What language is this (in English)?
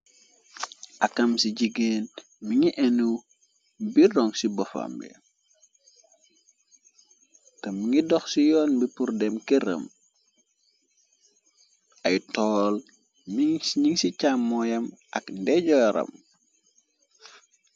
Wolof